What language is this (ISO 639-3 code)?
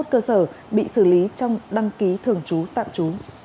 vie